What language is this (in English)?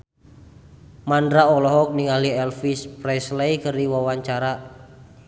Sundanese